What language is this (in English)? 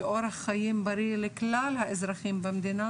Hebrew